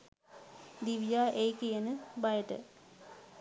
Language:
Sinhala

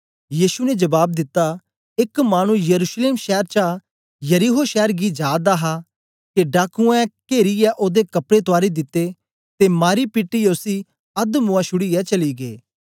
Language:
Dogri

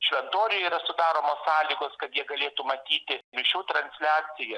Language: Lithuanian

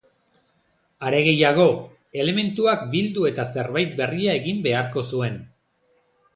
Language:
Basque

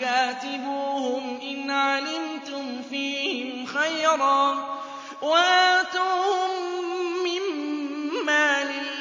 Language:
Arabic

